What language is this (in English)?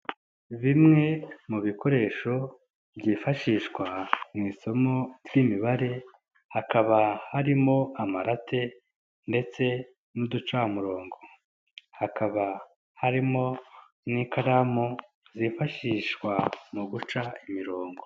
Kinyarwanda